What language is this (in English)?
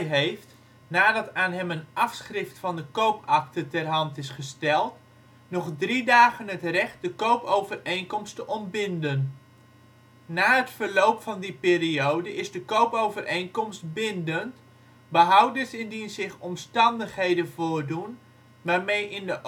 Dutch